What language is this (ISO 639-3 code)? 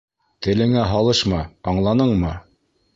bak